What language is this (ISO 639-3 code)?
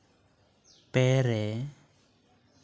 sat